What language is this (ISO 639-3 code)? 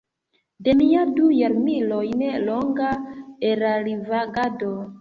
epo